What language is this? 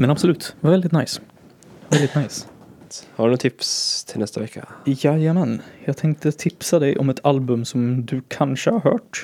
Swedish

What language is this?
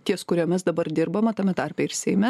Lithuanian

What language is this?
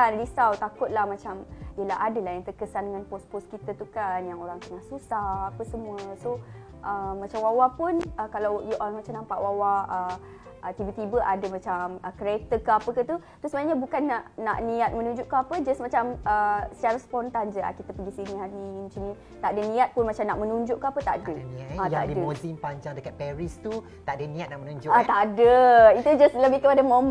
Malay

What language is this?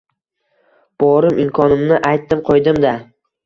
Uzbek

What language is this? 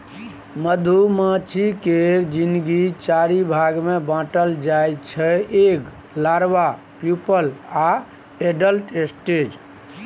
Maithili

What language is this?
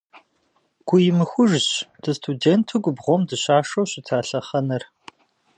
Kabardian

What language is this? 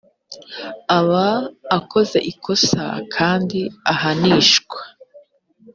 Kinyarwanda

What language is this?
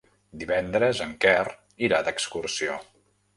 Catalan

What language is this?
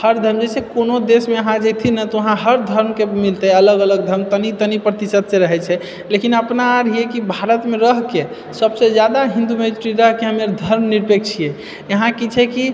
Maithili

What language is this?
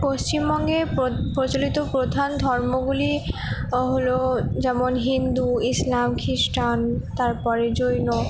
Bangla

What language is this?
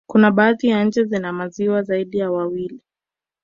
Swahili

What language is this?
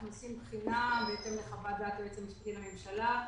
Hebrew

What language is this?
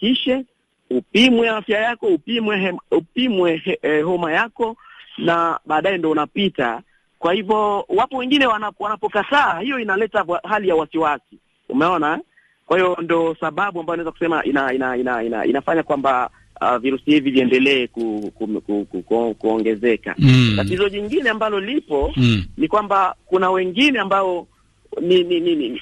Swahili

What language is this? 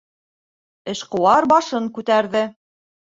Bashkir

